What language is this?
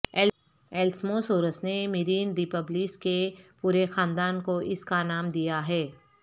Urdu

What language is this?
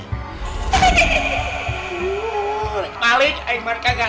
Indonesian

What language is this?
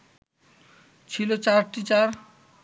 Bangla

